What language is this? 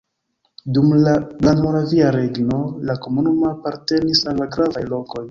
Esperanto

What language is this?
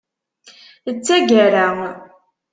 Kabyle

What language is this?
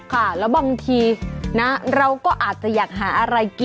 Thai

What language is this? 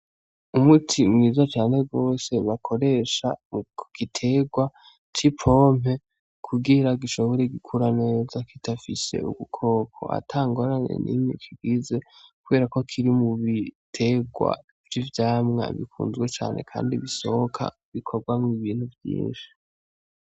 Rundi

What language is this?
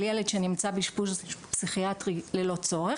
Hebrew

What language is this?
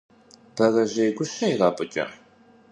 Kabardian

